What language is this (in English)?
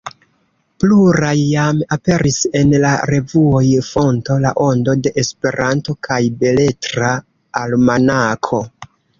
Esperanto